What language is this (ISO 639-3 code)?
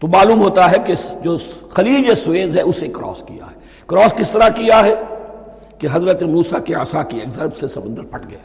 urd